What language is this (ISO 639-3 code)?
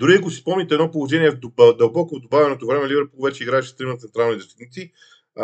bul